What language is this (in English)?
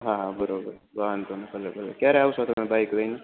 Gujarati